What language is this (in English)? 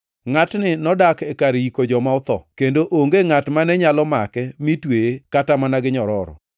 Luo (Kenya and Tanzania)